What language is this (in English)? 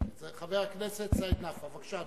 Hebrew